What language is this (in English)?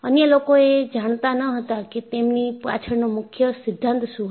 Gujarati